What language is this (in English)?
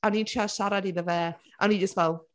Welsh